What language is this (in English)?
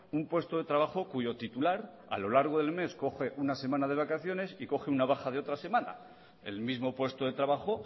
Spanish